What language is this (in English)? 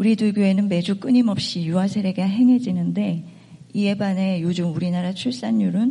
Korean